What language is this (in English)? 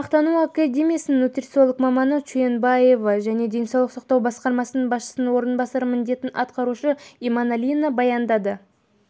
Kazakh